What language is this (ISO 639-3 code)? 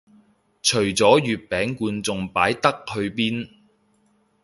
yue